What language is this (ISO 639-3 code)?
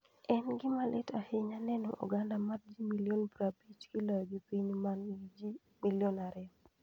luo